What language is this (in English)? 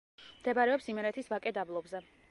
Georgian